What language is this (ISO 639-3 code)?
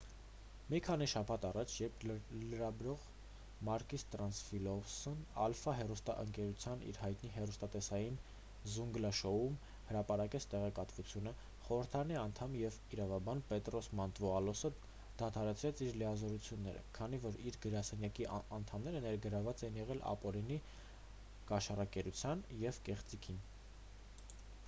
hye